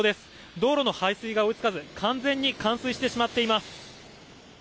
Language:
Japanese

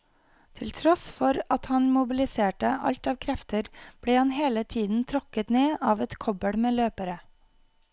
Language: Norwegian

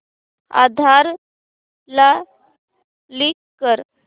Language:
Marathi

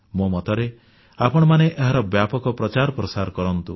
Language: Odia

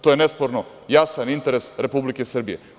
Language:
Serbian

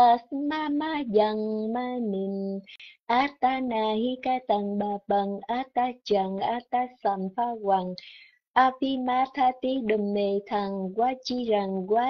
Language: Vietnamese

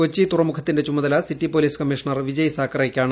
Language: Malayalam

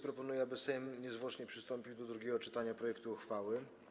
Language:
Polish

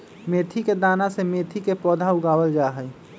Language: Magahi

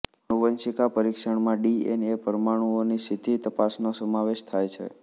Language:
Gujarati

